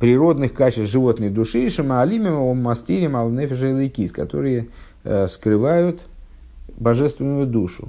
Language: Russian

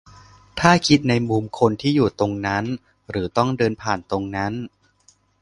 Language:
Thai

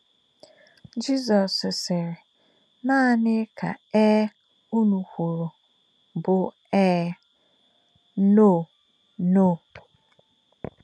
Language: Igbo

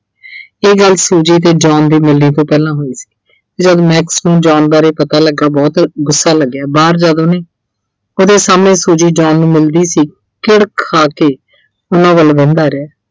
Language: Punjabi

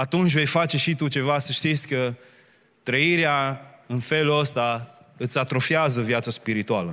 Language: Romanian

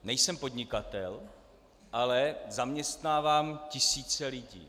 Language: Czech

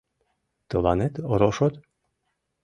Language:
Mari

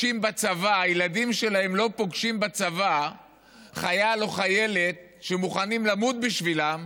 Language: Hebrew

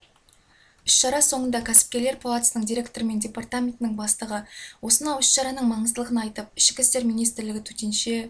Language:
Kazakh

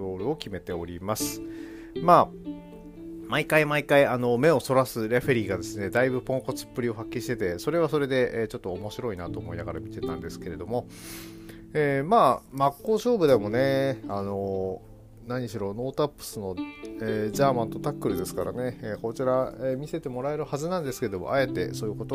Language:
Japanese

